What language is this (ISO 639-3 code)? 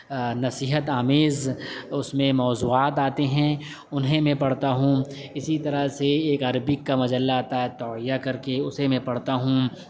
urd